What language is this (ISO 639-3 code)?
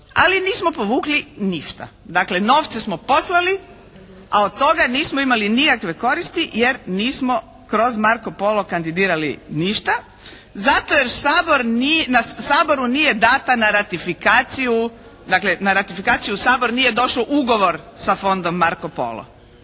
hrv